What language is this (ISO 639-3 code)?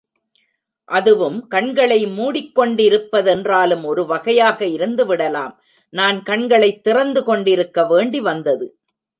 tam